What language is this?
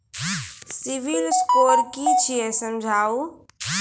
Maithili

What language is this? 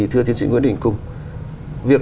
Vietnamese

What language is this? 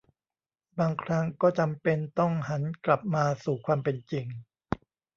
Thai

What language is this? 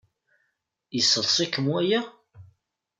Kabyle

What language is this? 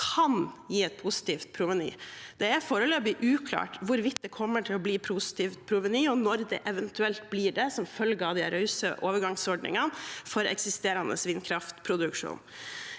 Norwegian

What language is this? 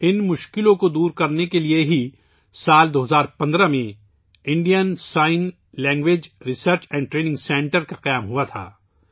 Urdu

